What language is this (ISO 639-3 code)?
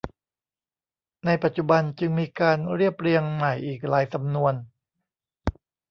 tha